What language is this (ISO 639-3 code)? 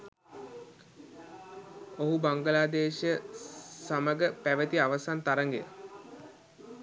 sin